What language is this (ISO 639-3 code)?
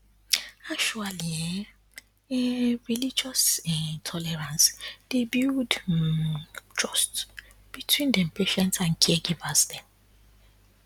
pcm